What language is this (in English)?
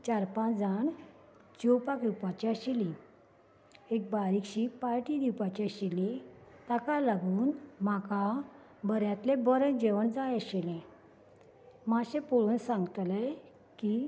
Konkani